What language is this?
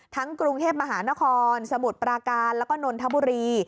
Thai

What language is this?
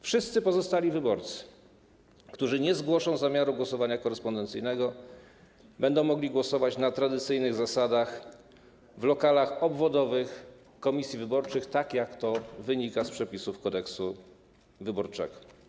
Polish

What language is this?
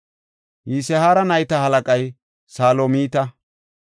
Gofa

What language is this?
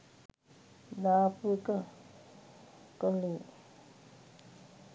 Sinhala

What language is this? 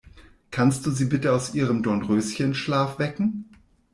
German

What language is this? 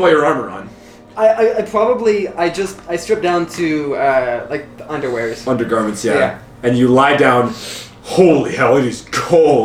English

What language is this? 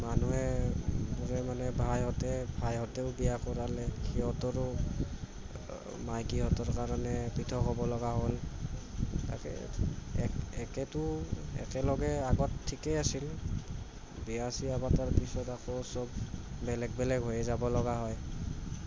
Assamese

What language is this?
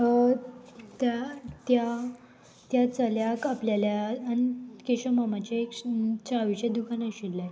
Konkani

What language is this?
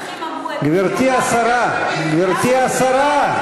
Hebrew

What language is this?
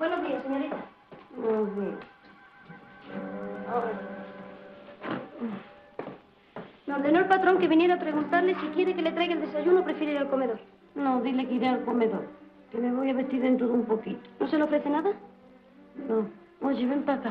Spanish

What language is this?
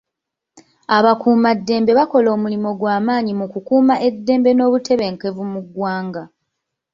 Ganda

